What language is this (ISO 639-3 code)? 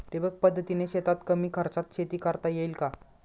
mar